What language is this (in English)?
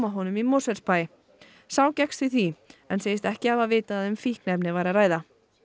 Icelandic